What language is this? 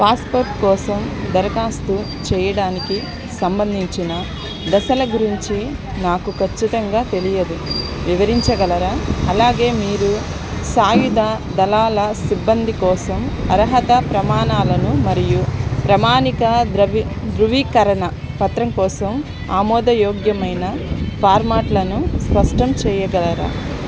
Telugu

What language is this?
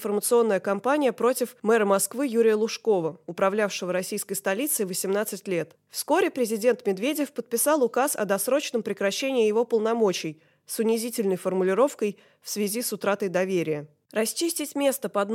Russian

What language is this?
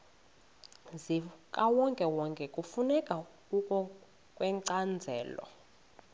Xhosa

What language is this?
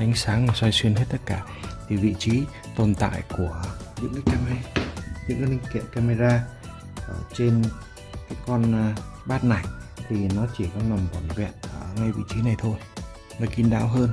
Vietnamese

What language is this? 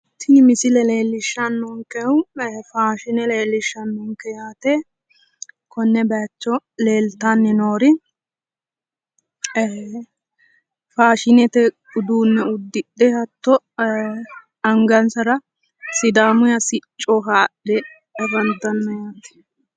Sidamo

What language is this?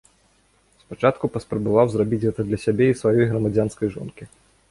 Belarusian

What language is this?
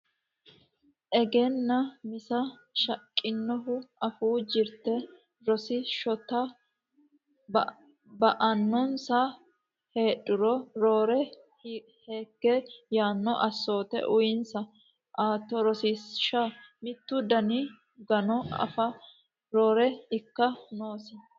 Sidamo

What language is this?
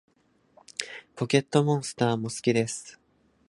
Japanese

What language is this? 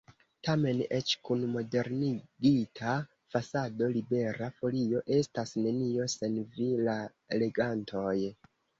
Esperanto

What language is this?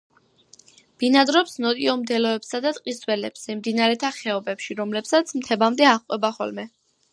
Georgian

